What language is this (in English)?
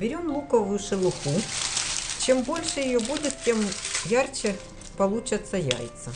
Russian